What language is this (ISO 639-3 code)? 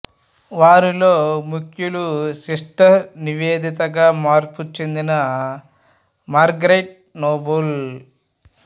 tel